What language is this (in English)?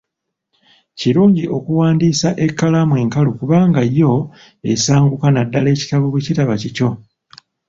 Ganda